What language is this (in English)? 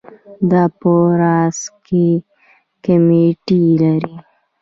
Pashto